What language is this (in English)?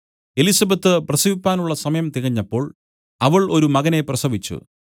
Malayalam